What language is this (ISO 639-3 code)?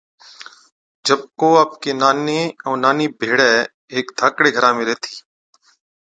odk